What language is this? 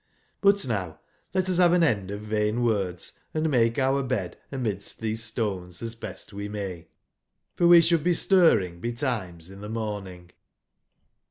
English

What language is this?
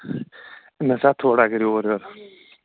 Kashmiri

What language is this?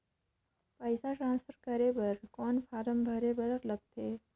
Chhattisgarhi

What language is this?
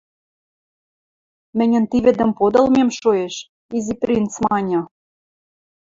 Western Mari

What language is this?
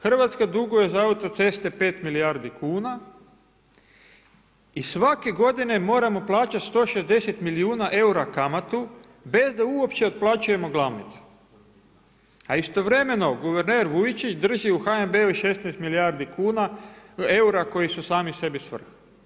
Croatian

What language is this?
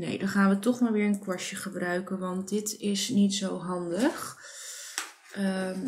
Dutch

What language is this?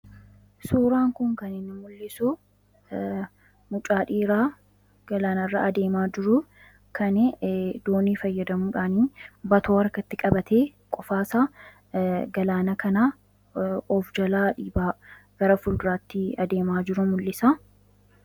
Oromo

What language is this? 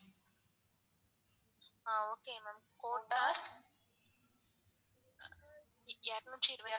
Tamil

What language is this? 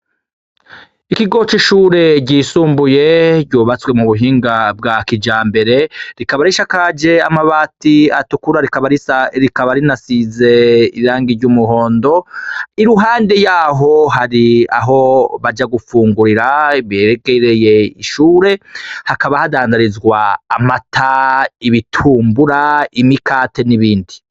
Rundi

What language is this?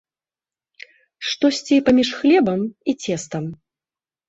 Belarusian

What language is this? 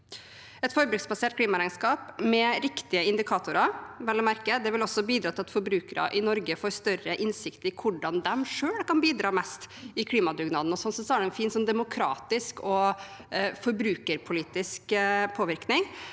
Norwegian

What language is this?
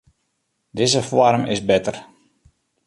Western Frisian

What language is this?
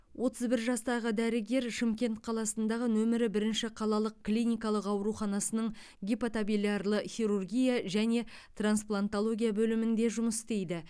Kazakh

